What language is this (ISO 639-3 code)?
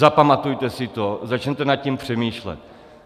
ces